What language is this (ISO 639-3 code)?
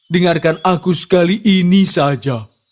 ind